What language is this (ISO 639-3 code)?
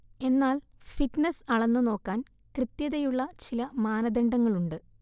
mal